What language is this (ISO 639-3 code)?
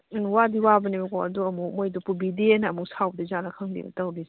mni